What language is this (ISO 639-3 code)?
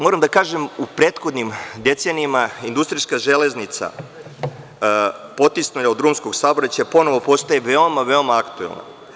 srp